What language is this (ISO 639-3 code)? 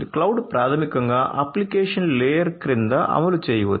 tel